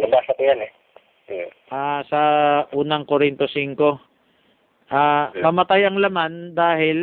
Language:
Filipino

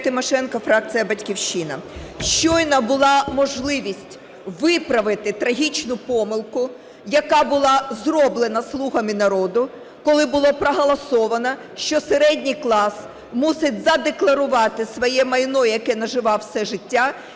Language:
Ukrainian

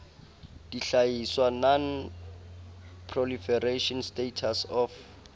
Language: Southern Sotho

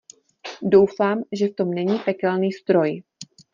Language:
Czech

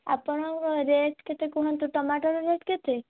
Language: Odia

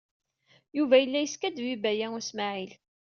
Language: Kabyle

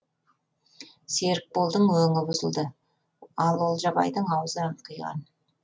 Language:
Kazakh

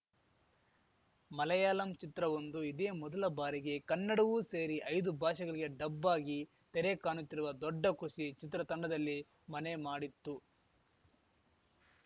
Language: Kannada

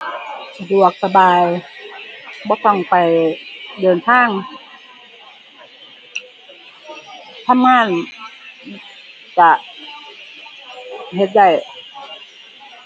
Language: Thai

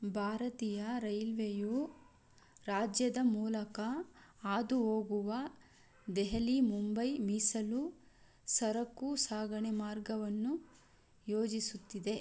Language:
Kannada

